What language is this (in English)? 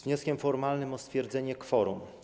Polish